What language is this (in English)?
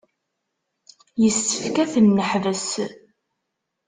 Kabyle